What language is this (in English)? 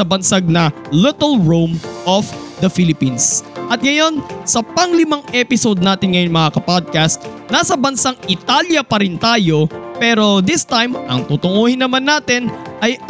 Filipino